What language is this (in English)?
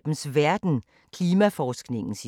Danish